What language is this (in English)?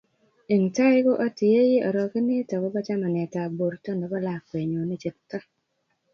Kalenjin